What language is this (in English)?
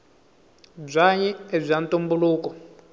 Tsonga